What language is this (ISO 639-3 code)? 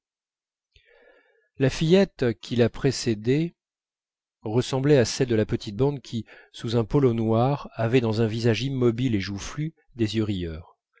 fra